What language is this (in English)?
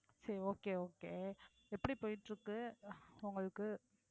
Tamil